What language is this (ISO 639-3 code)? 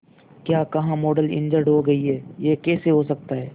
hin